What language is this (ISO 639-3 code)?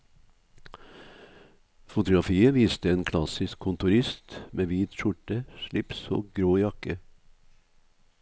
nor